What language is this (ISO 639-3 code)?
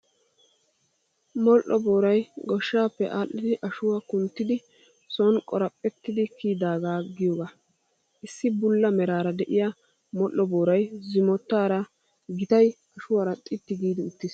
wal